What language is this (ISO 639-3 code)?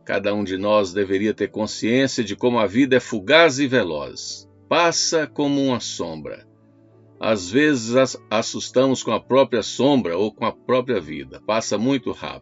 por